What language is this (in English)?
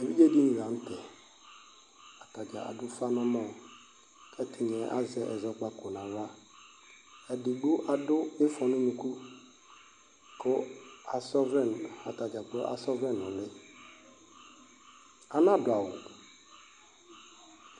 Ikposo